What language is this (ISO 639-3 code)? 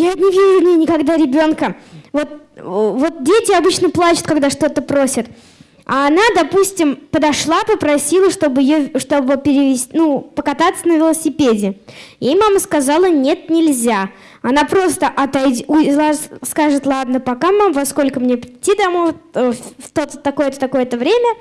rus